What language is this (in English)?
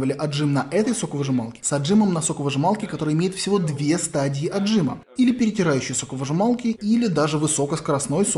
Russian